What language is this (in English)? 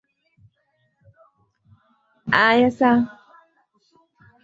Swahili